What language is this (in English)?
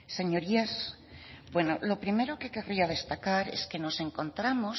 Spanish